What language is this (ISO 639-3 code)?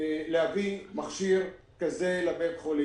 heb